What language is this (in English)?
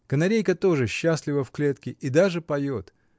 Russian